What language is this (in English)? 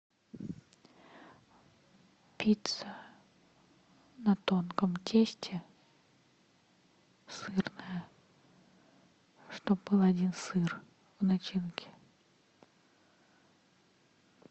Russian